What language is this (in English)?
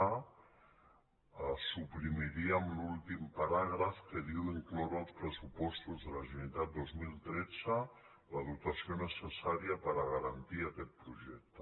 Catalan